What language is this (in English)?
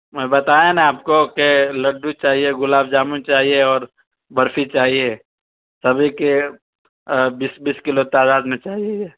Urdu